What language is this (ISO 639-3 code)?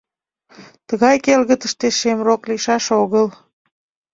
chm